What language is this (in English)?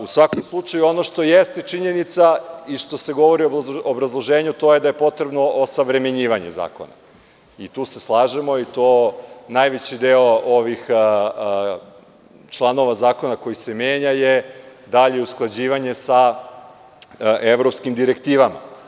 Serbian